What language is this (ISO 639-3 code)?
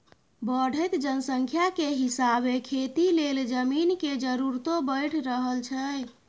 mai